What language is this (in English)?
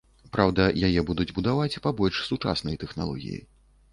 Belarusian